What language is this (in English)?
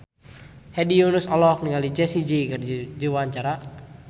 Sundanese